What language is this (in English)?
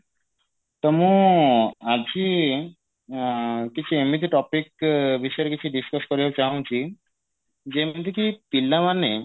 Odia